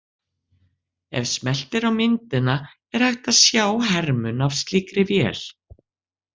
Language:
Icelandic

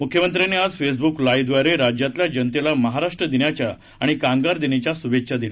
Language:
Marathi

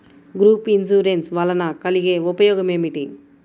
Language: Telugu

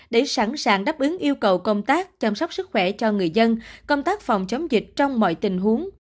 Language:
Vietnamese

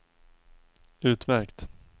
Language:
Swedish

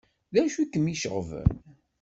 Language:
Kabyle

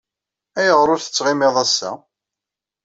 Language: Kabyle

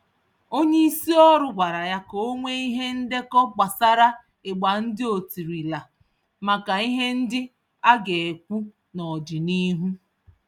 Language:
Igbo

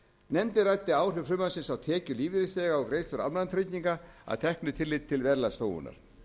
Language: Icelandic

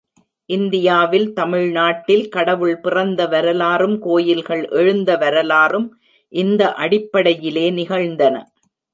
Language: Tamil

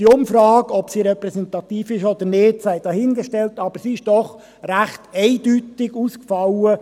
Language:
Swiss German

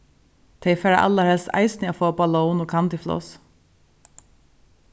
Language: Faroese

